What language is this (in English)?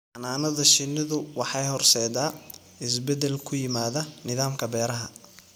Somali